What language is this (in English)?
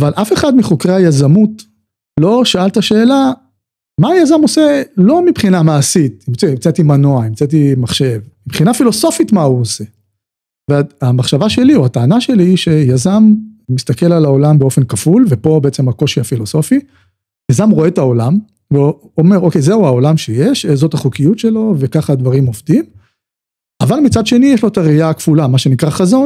Hebrew